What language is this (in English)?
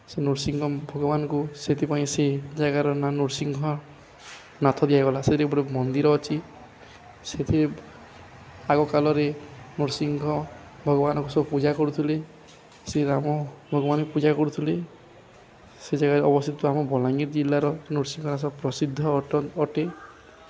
Odia